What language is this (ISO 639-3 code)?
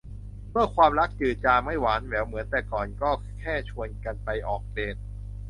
tha